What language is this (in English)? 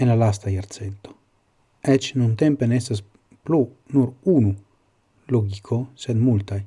Italian